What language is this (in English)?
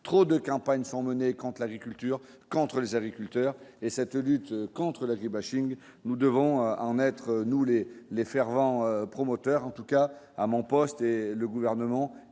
French